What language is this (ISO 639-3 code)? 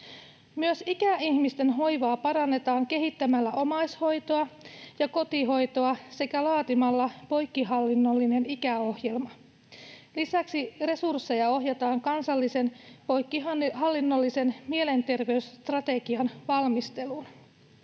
fin